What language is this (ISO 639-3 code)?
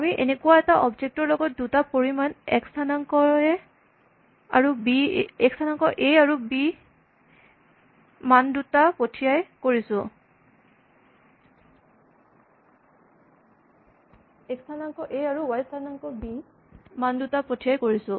asm